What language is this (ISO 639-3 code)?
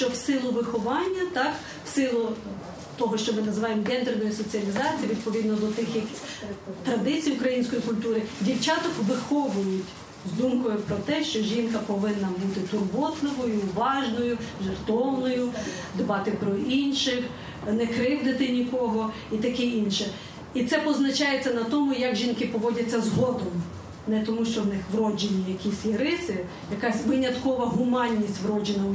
ukr